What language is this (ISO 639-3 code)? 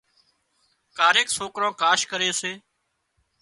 kxp